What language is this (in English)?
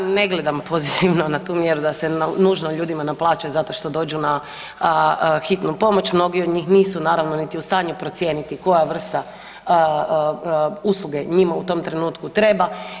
Croatian